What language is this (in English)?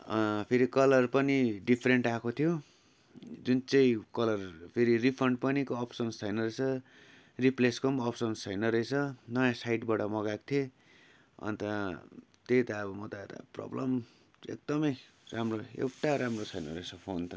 Nepali